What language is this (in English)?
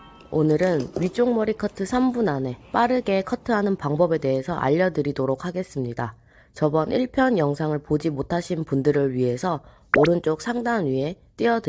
Korean